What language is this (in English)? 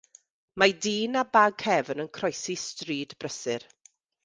Welsh